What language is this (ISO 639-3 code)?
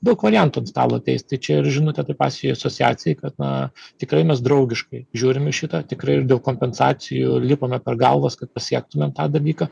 lit